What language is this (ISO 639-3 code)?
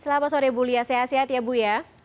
ind